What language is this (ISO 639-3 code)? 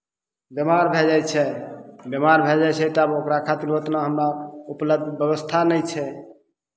mai